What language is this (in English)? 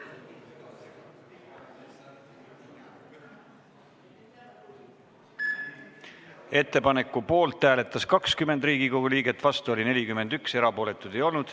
Estonian